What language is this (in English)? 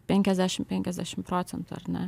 Lithuanian